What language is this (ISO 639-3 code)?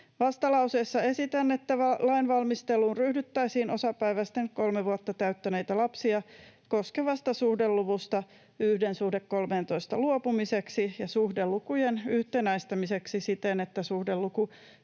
fin